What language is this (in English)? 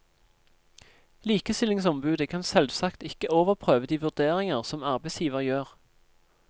Norwegian